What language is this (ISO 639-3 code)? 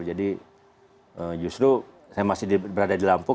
ind